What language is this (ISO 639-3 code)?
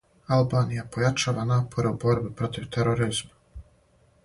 srp